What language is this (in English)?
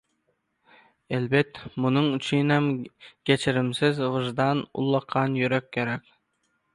Turkmen